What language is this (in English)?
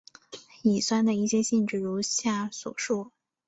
Chinese